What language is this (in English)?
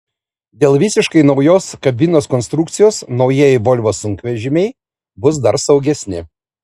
Lithuanian